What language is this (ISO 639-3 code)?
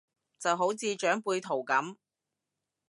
yue